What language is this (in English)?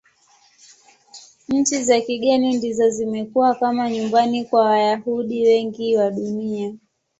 Swahili